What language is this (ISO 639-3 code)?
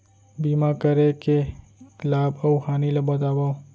hne